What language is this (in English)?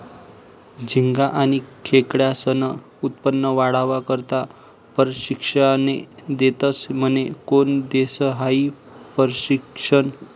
Marathi